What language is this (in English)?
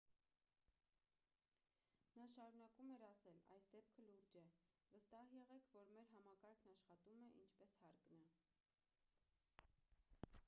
Armenian